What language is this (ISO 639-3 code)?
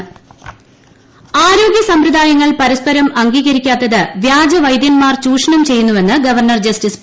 mal